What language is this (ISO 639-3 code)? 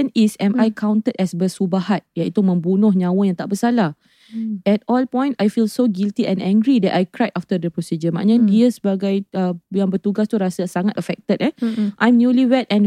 msa